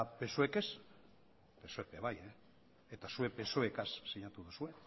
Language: Basque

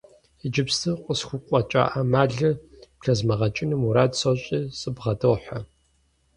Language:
Kabardian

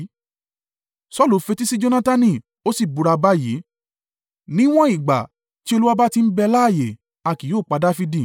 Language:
Yoruba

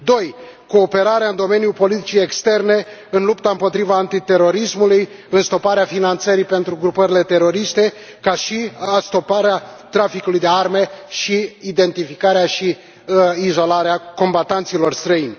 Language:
Romanian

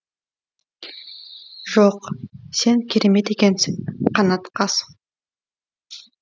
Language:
Kazakh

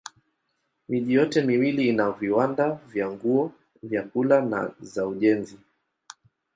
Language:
Swahili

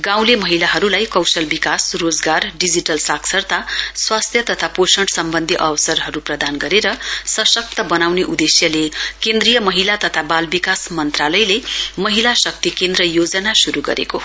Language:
Nepali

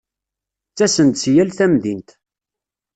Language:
Kabyle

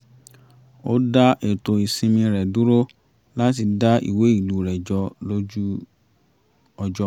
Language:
Yoruba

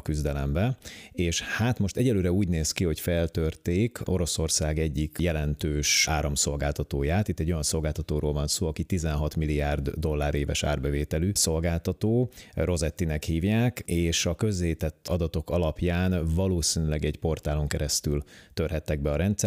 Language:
Hungarian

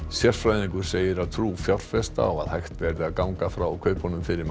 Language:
Icelandic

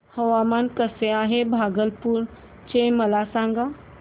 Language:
Marathi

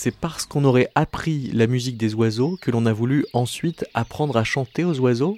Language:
French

